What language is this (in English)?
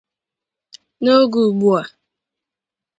Igbo